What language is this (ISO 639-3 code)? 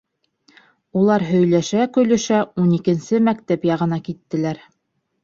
bak